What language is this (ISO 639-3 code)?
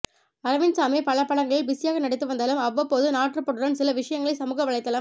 tam